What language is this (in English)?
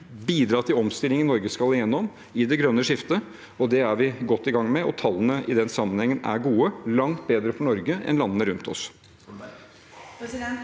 Norwegian